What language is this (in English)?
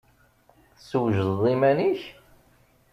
Kabyle